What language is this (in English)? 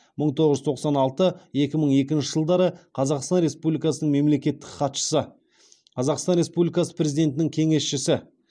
Kazakh